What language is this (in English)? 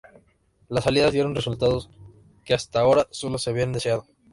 Spanish